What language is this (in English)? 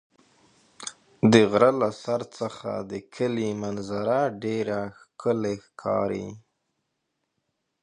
Pashto